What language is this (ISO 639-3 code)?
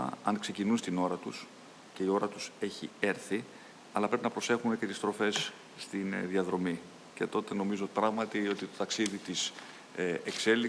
ell